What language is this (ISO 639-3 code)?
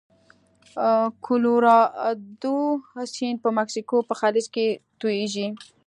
pus